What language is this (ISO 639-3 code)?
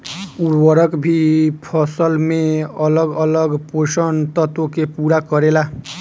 bho